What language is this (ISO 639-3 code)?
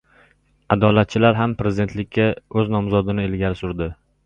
uzb